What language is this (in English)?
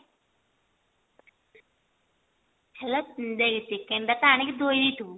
Odia